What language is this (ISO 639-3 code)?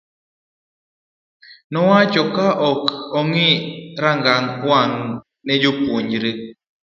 luo